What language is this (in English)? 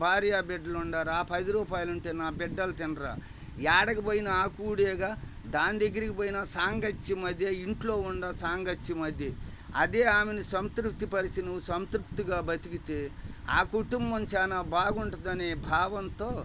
Telugu